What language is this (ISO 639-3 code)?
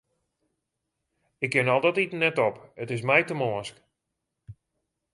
fry